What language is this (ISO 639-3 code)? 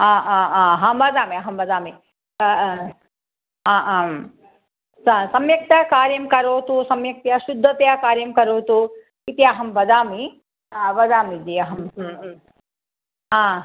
san